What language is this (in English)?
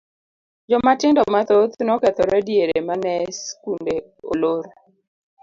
Luo (Kenya and Tanzania)